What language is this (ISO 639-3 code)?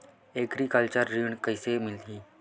hne